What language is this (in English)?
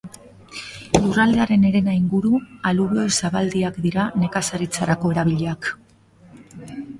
Basque